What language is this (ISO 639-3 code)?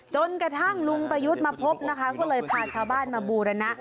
tha